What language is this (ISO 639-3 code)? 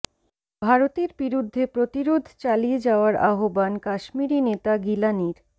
ben